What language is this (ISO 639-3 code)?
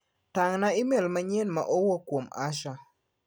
luo